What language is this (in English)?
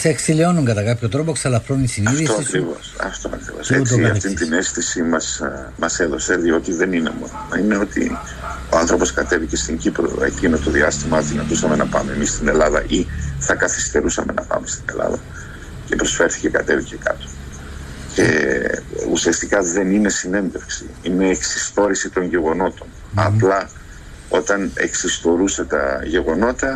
Greek